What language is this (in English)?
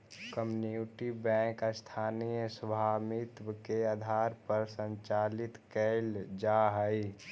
Magahi